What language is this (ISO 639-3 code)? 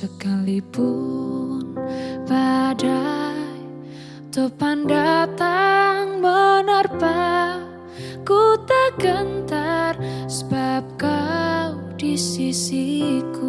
ind